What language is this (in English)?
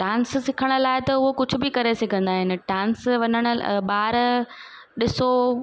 Sindhi